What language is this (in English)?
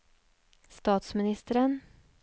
Norwegian